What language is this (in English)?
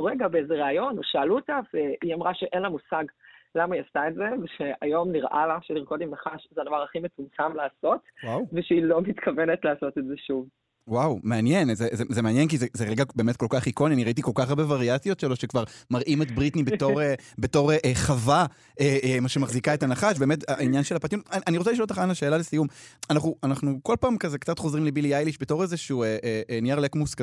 Hebrew